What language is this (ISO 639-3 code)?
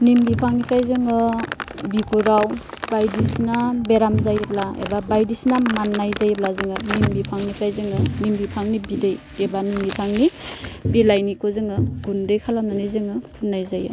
brx